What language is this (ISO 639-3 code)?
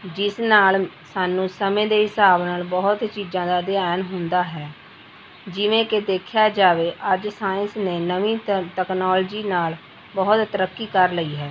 pan